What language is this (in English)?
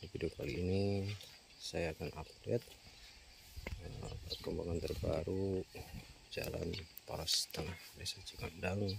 Indonesian